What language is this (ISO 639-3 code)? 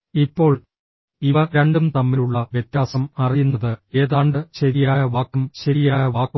mal